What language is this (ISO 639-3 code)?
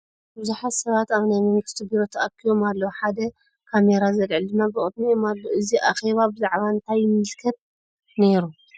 tir